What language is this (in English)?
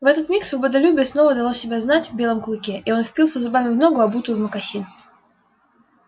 Russian